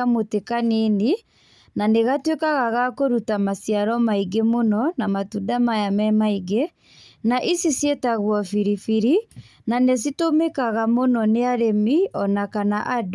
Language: Kikuyu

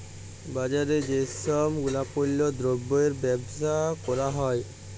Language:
Bangla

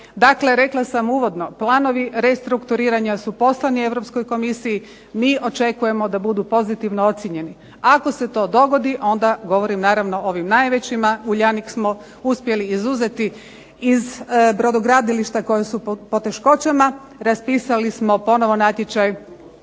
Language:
Croatian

